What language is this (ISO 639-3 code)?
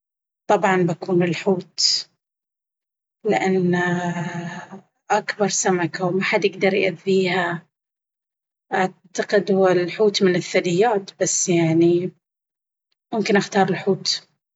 abv